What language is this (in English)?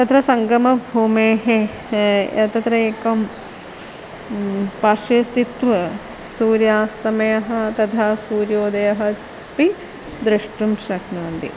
Sanskrit